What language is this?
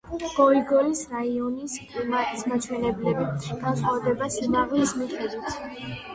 Georgian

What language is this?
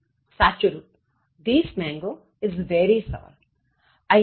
Gujarati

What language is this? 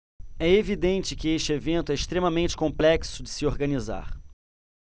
Portuguese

